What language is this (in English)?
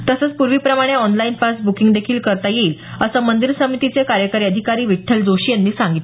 Marathi